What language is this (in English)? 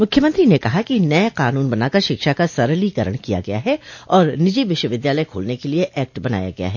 Hindi